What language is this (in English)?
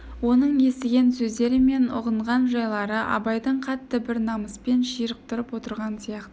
Kazakh